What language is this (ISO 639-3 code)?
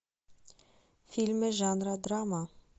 rus